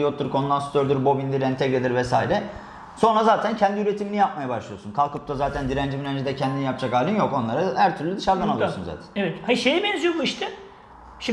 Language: Turkish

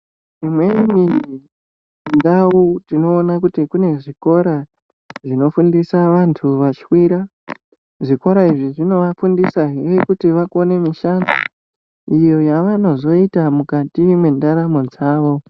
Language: Ndau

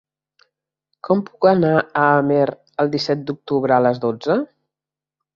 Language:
Catalan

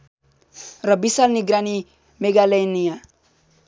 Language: Nepali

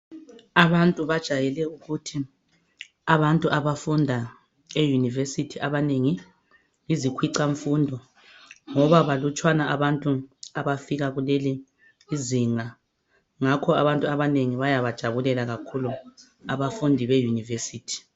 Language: North Ndebele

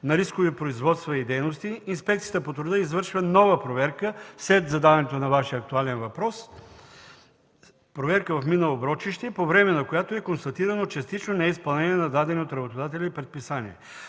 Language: Bulgarian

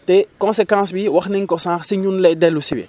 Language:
Wolof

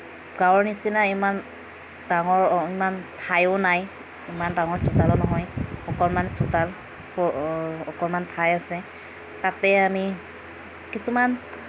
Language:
Assamese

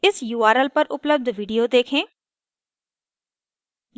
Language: Hindi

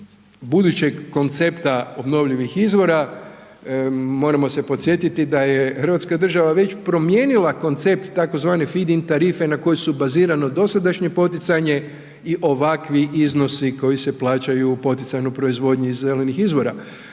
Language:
Croatian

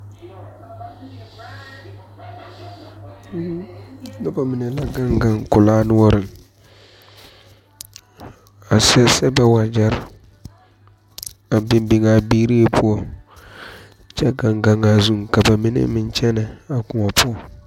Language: Southern Dagaare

